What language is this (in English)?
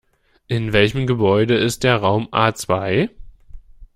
German